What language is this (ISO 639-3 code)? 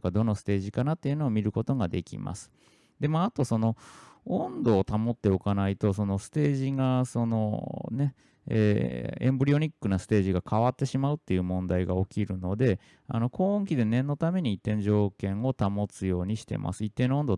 jpn